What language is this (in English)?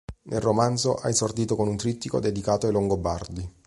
Italian